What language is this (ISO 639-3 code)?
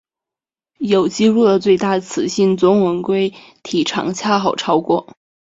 zho